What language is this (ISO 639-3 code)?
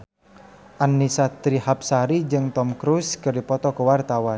sun